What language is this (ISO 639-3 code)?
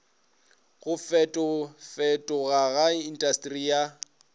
nso